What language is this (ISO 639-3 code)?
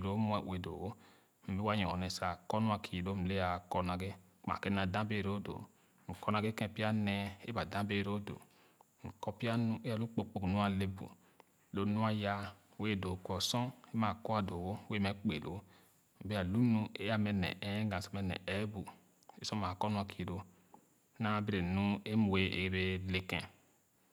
ogo